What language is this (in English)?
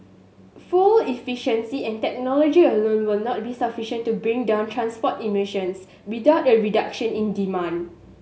English